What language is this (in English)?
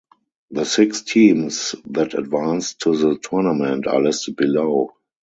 English